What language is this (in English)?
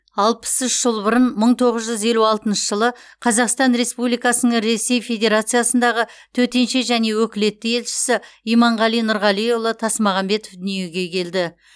Kazakh